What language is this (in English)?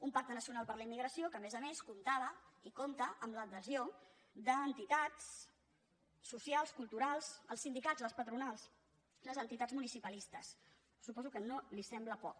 Catalan